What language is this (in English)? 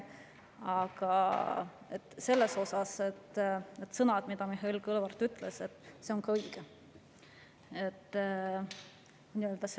Estonian